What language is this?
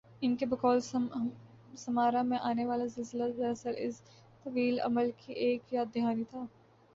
Urdu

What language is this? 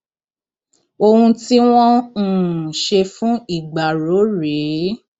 Yoruba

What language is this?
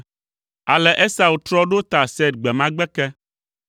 Ewe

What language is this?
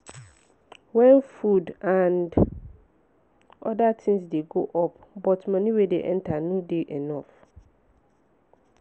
Nigerian Pidgin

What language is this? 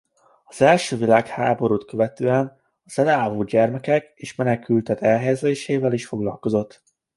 Hungarian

